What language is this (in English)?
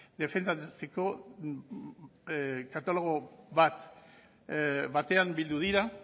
Basque